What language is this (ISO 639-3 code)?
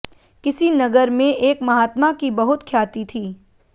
hin